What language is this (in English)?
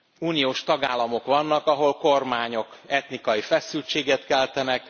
Hungarian